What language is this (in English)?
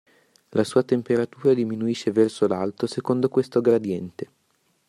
Italian